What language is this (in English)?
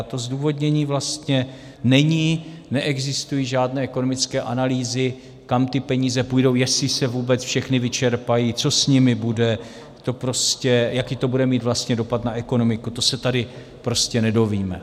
Czech